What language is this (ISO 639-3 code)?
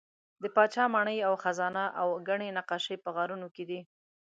pus